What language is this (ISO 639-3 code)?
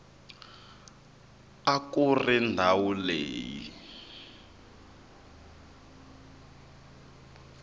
tso